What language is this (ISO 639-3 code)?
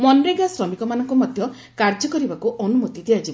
ori